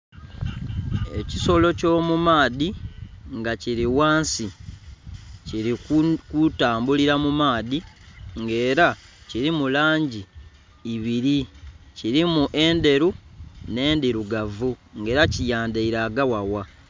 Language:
Soga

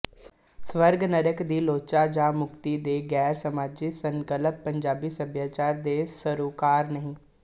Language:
Punjabi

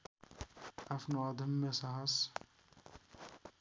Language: Nepali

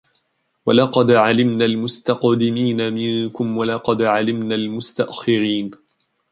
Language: Arabic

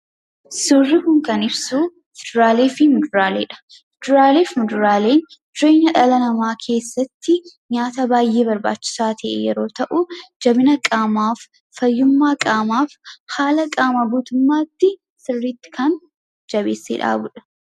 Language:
Oromo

